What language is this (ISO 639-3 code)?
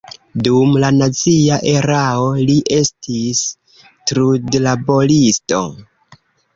epo